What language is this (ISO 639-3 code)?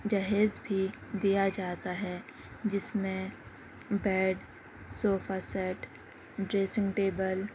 urd